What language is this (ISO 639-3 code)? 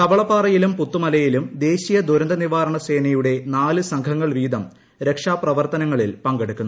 mal